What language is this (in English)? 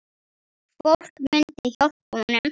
Icelandic